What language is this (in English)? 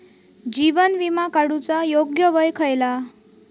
Marathi